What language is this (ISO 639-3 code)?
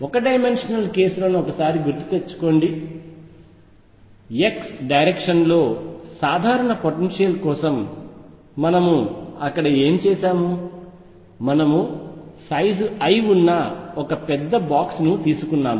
tel